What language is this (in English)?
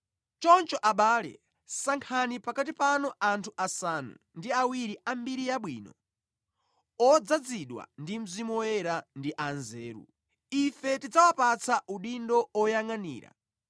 Nyanja